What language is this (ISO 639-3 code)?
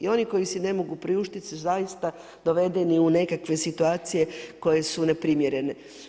hrv